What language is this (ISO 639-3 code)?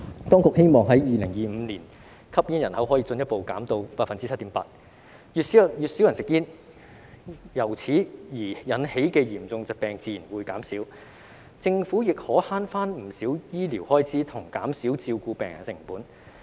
yue